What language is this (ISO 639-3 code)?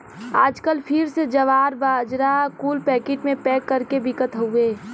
bho